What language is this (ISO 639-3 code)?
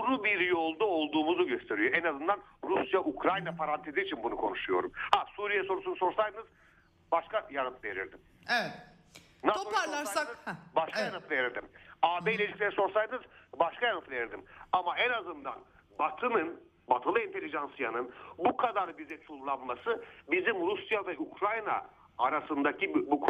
tur